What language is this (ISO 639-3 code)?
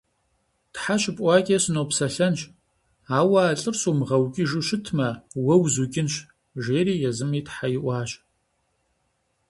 kbd